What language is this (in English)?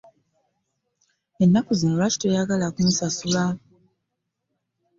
Ganda